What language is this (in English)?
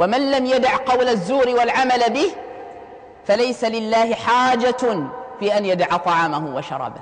Arabic